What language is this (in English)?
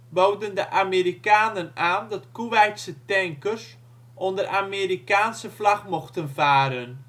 Dutch